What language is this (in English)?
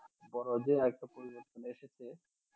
Bangla